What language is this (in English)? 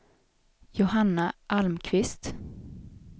Swedish